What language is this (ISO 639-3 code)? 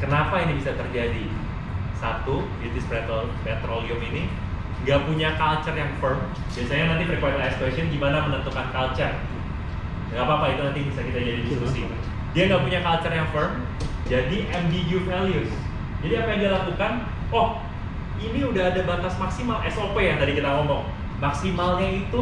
ind